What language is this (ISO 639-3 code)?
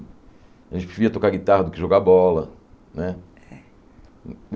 por